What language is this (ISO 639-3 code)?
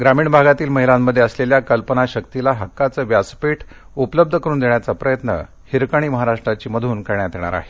mar